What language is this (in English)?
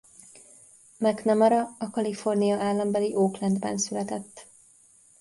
Hungarian